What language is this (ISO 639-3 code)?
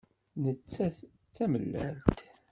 kab